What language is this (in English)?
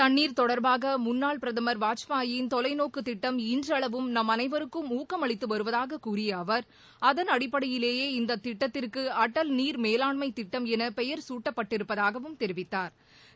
Tamil